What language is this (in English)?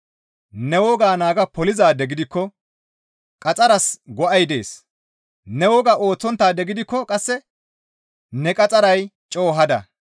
Gamo